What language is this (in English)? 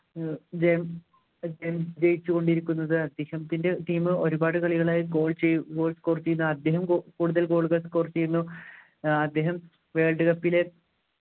Malayalam